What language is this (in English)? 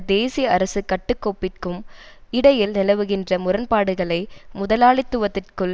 Tamil